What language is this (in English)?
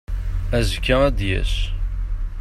Kabyle